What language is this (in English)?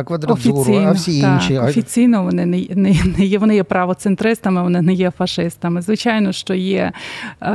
Ukrainian